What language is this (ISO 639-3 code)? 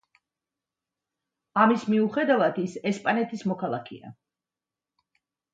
kat